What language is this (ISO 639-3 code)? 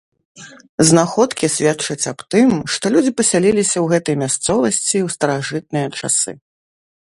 bel